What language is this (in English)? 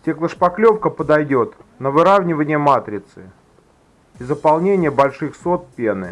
Russian